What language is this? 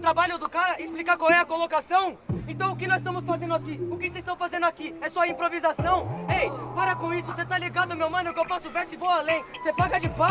Portuguese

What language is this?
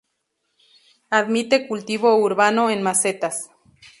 Spanish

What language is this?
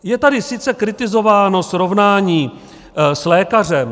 Czech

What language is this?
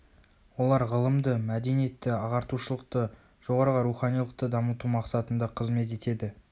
Kazakh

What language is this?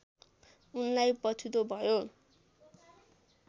Nepali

